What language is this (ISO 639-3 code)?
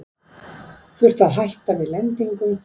isl